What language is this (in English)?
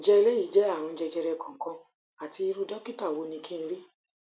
Yoruba